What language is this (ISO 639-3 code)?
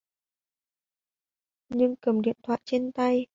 vie